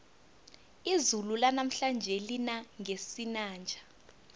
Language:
South Ndebele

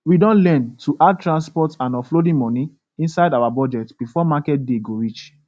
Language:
Nigerian Pidgin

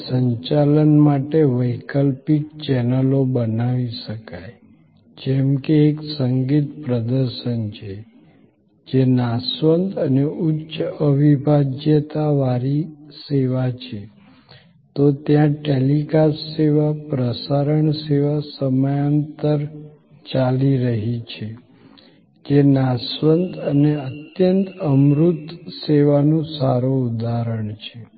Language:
Gujarati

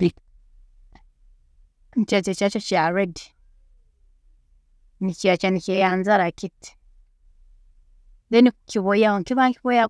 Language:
Tooro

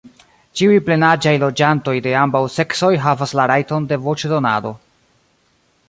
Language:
Esperanto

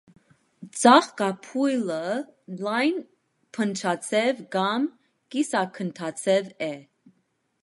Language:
Armenian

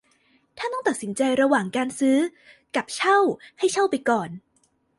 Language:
Thai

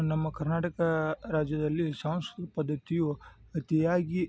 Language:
Kannada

